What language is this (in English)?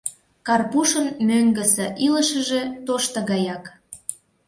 Mari